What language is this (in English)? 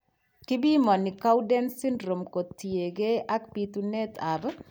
Kalenjin